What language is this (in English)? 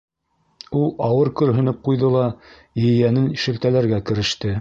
Bashkir